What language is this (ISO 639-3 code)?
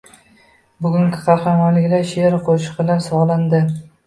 uzb